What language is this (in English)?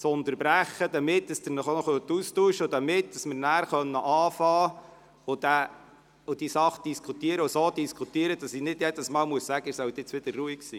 Swiss German